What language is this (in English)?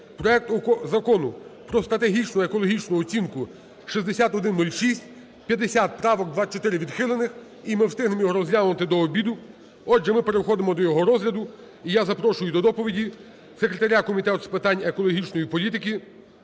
Ukrainian